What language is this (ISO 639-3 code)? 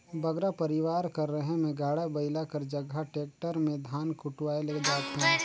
hne